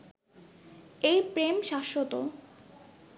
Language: Bangla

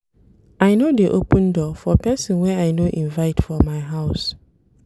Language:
Nigerian Pidgin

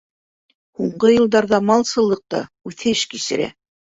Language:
Bashkir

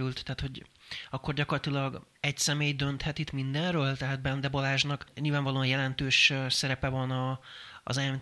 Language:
Hungarian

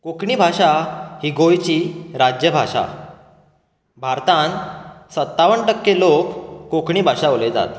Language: Konkani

